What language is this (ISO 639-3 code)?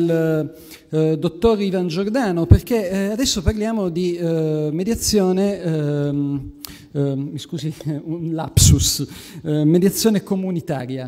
ita